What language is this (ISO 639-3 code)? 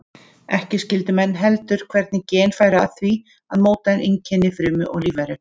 isl